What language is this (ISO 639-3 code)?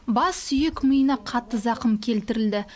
kaz